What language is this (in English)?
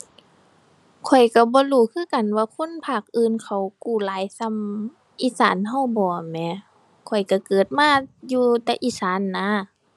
Thai